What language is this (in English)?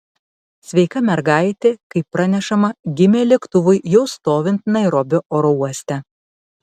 Lithuanian